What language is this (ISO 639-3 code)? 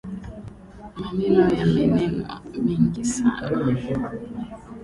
swa